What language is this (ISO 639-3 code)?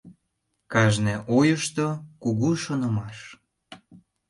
chm